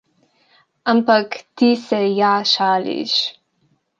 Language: Slovenian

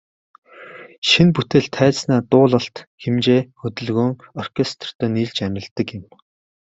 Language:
Mongolian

